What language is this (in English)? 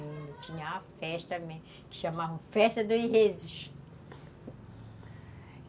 Portuguese